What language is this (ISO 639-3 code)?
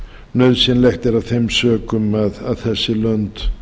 isl